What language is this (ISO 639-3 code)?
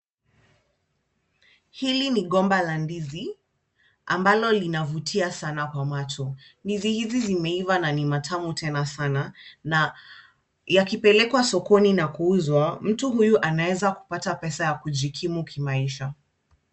swa